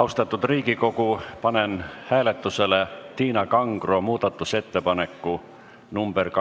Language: Estonian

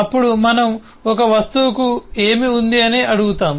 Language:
Telugu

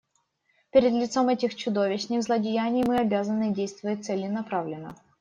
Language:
Russian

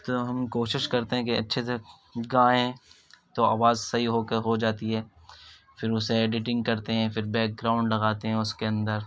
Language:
Urdu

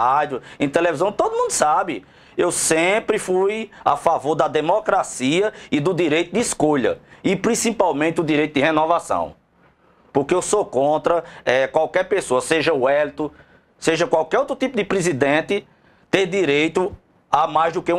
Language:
Portuguese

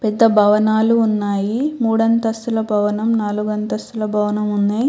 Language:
Telugu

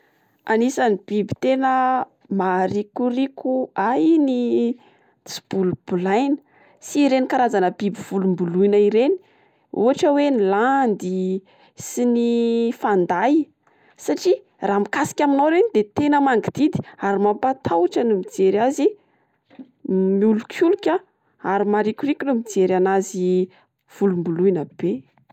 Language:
Malagasy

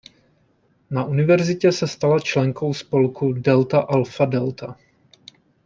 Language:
Czech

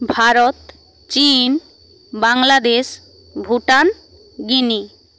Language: Bangla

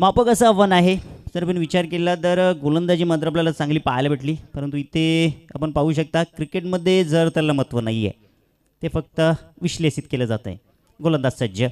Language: Hindi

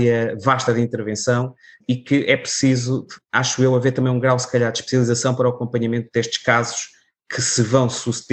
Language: Portuguese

